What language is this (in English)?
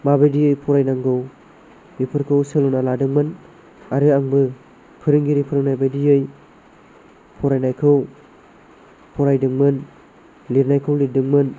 Bodo